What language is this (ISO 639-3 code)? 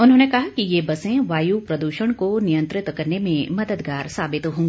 hin